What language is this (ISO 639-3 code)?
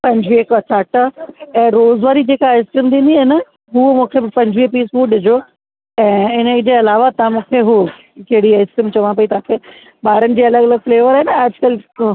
snd